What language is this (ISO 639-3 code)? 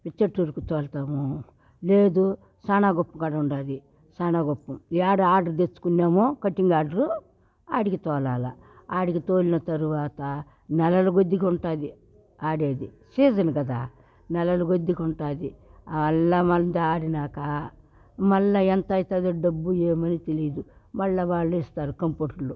tel